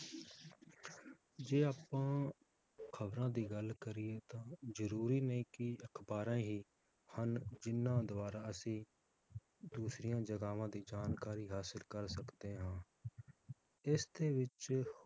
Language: Punjabi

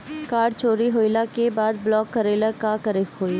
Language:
Bhojpuri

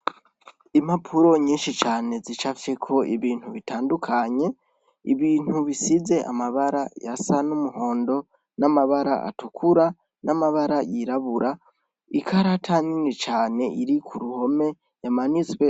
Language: Rundi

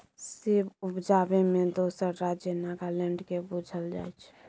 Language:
Maithili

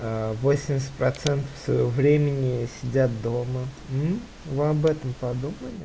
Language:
Russian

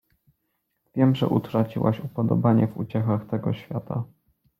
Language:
Polish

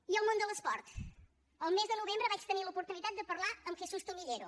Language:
Catalan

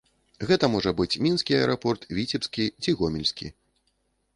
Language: Belarusian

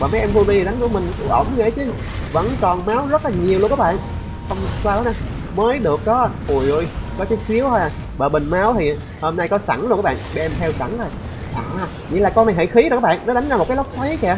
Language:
Vietnamese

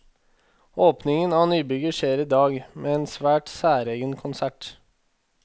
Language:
Norwegian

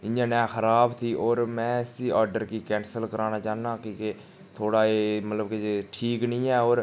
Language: Dogri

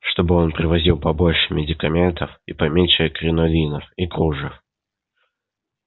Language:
Russian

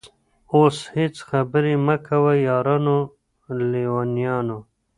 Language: Pashto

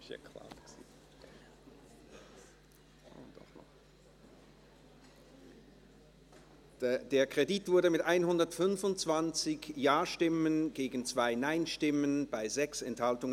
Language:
Swiss German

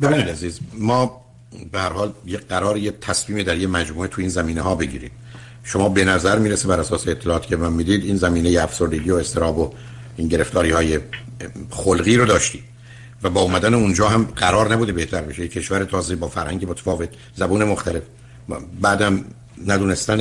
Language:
Persian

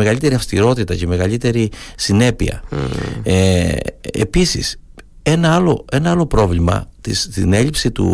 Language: Greek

